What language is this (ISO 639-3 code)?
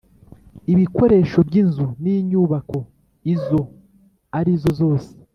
kin